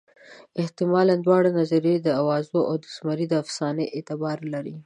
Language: Pashto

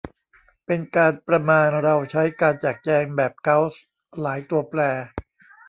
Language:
Thai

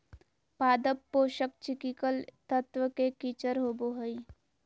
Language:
Magahi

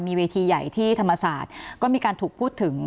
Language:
Thai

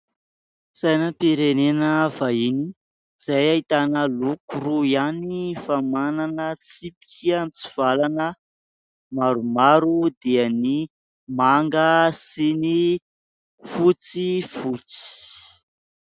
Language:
Malagasy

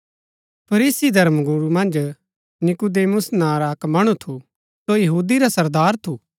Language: Gaddi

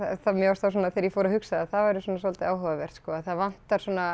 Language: Icelandic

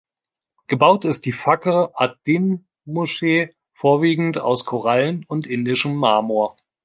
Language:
German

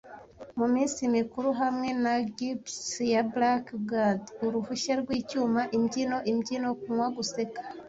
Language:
Kinyarwanda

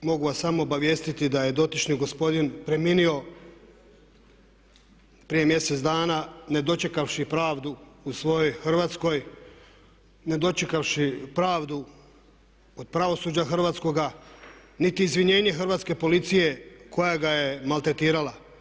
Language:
Croatian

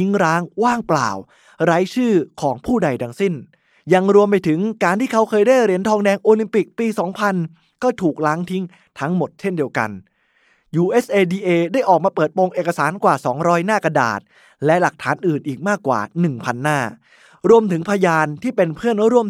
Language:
Thai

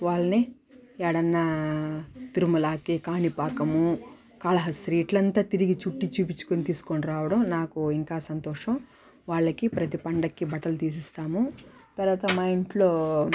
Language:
Telugu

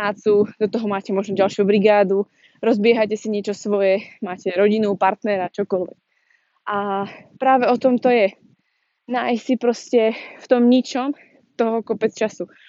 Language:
Slovak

